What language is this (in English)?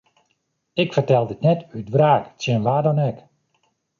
Western Frisian